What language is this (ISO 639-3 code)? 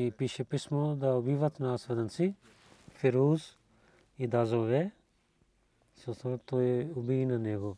bul